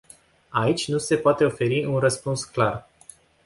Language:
Romanian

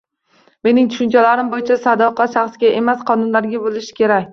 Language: Uzbek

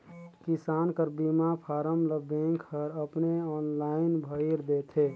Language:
Chhattisgarhi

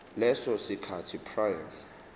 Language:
Zulu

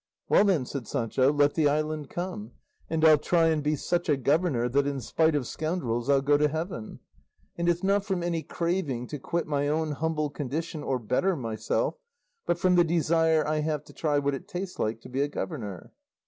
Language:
English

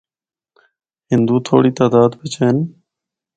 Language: Northern Hindko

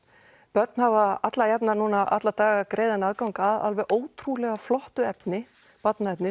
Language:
Icelandic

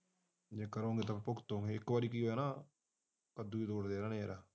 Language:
Punjabi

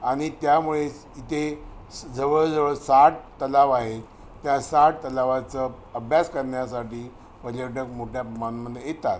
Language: Marathi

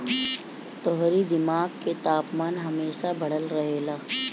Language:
Bhojpuri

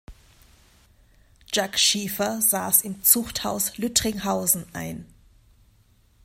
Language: German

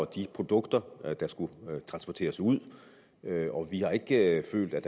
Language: Danish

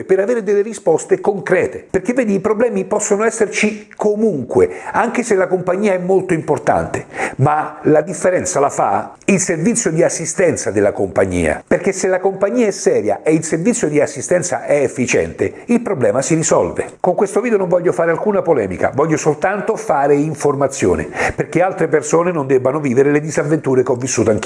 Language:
Italian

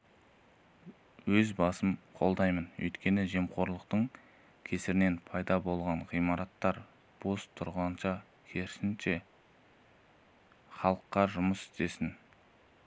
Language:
Kazakh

